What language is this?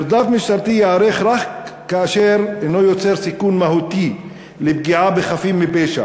Hebrew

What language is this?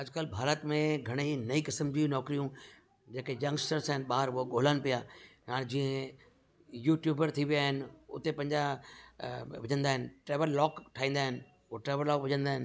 Sindhi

